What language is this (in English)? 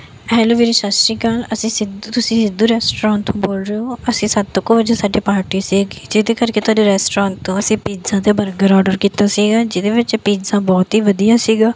Punjabi